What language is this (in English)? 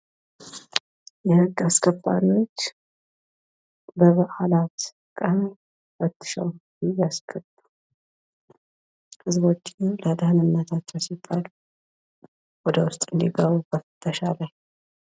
Amharic